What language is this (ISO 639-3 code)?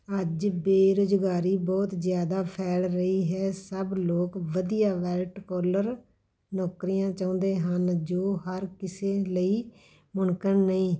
pan